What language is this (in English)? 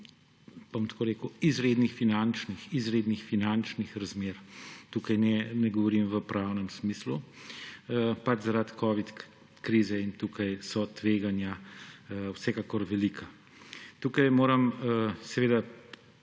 Slovenian